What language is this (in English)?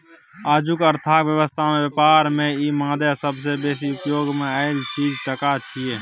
Maithili